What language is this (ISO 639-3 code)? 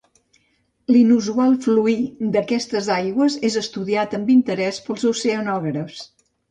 cat